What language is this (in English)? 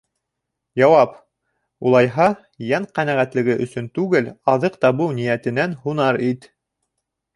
Bashkir